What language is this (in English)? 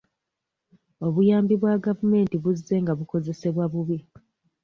Ganda